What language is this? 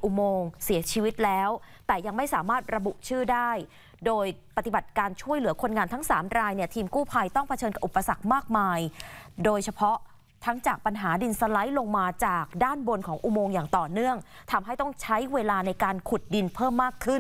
Thai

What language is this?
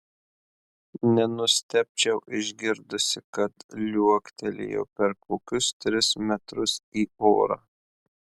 Lithuanian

